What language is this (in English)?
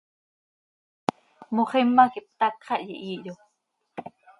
Seri